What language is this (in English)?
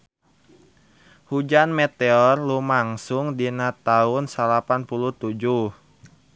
Sundanese